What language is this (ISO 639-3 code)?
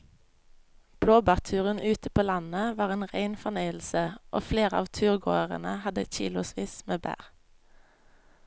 nor